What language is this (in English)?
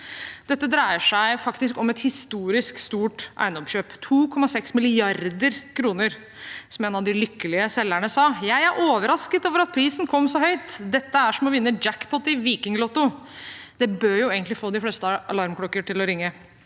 Norwegian